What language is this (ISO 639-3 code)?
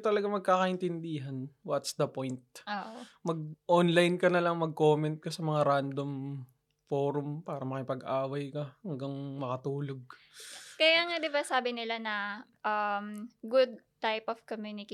fil